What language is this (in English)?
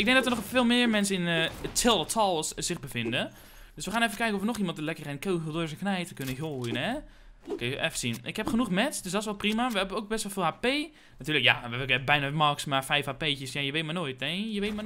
Dutch